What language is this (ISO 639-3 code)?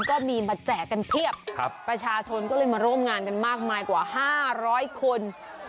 tha